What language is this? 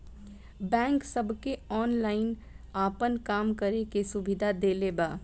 Bhojpuri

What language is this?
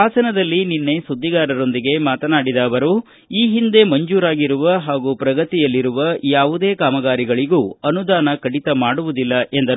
Kannada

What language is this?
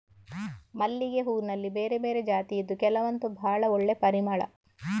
Kannada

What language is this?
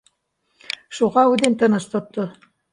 Bashkir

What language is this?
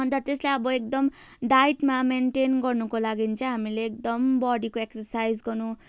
Nepali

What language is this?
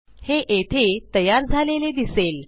Marathi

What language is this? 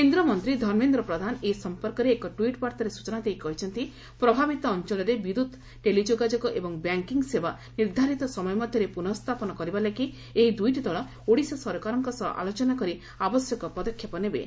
Odia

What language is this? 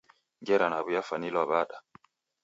Taita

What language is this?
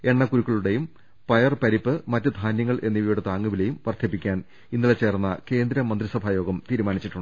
Malayalam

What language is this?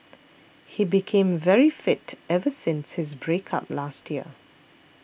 English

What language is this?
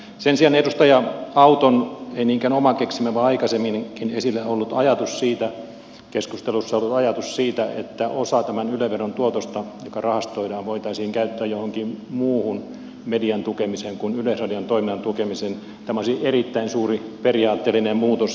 Finnish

